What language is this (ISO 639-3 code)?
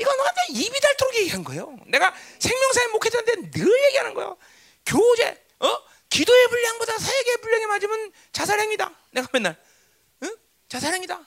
kor